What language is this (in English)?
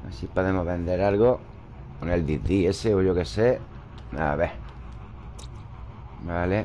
Spanish